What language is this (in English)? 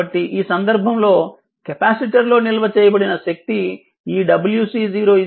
Telugu